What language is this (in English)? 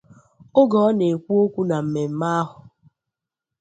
Igbo